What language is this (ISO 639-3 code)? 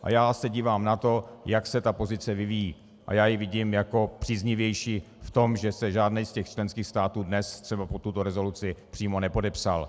ces